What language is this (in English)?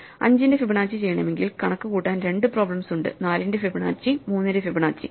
Malayalam